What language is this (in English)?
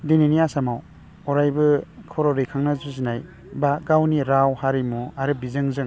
Bodo